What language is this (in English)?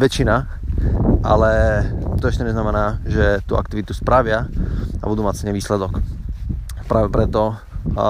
Slovak